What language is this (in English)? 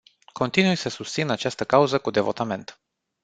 Romanian